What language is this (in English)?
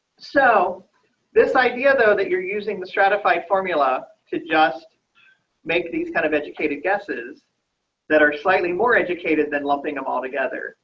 English